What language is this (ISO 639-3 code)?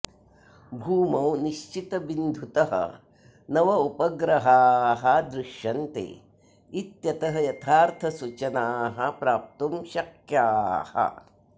san